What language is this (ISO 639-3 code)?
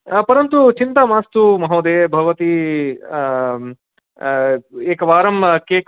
san